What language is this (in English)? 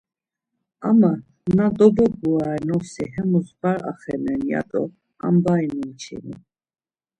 Laz